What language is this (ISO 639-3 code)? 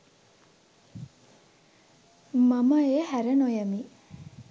sin